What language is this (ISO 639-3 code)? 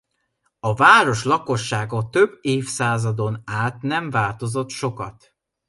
hun